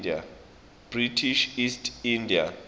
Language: Swati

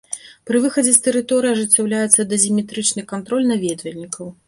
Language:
Belarusian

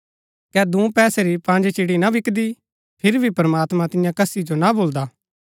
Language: Gaddi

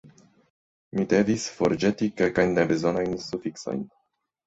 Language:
Esperanto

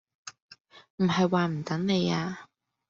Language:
Cantonese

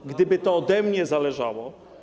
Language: Polish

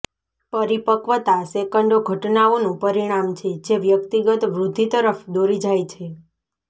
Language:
Gujarati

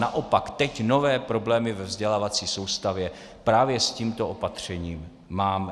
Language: Czech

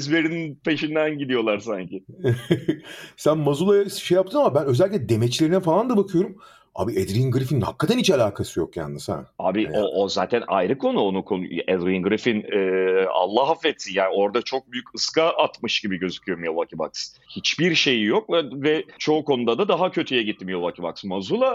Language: Turkish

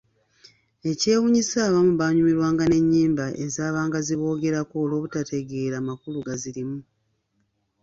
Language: Ganda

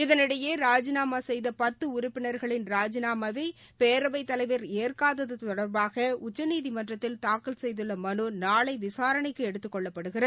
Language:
Tamil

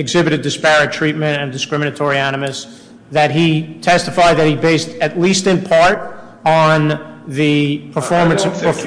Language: English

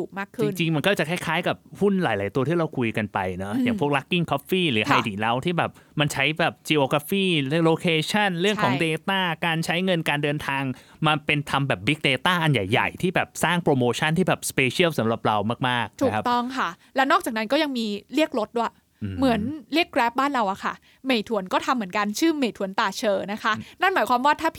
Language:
Thai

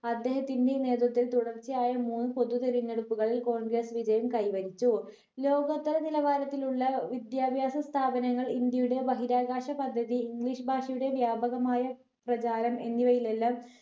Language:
Malayalam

